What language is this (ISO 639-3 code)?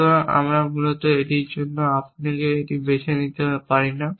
ben